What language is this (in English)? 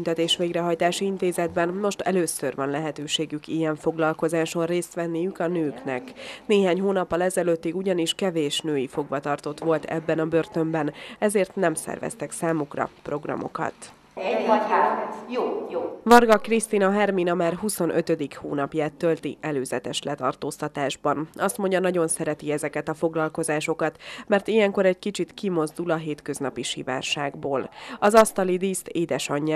Hungarian